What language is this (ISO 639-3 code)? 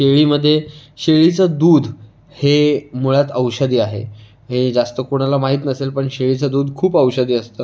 mar